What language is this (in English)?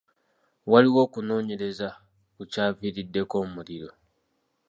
Ganda